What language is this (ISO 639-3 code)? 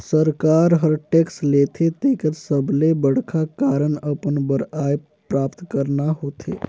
hne